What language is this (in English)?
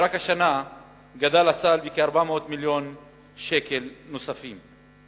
Hebrew